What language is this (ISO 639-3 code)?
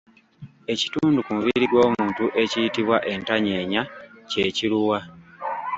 lug